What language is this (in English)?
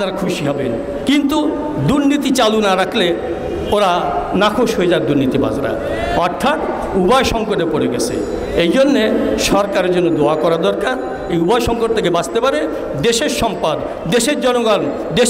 Turkish